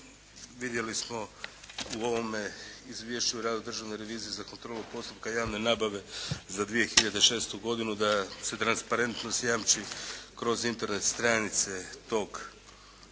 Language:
Croatian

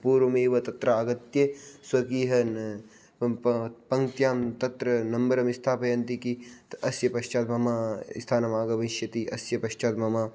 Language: Sanskrit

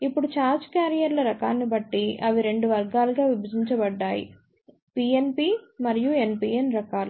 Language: Telugu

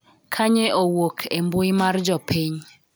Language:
Luo (Kenya and Tanzania)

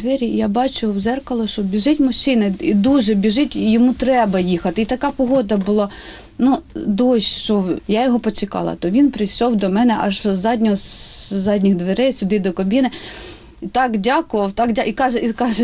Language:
Ukrainian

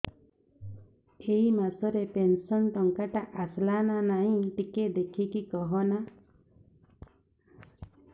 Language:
Odia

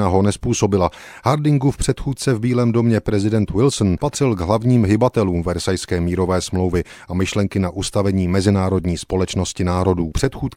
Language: Czech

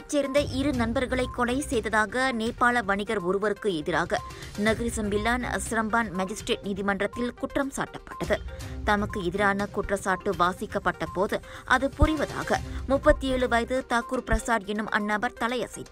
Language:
Indonesian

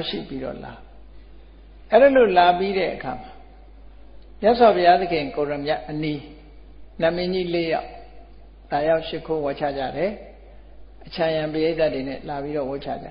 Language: Vietnamese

